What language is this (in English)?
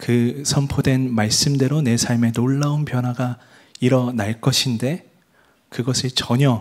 Korean